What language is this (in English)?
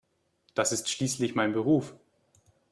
German